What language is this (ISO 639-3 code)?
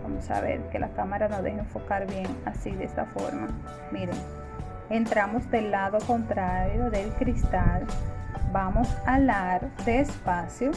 spa